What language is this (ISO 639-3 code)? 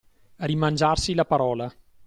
ita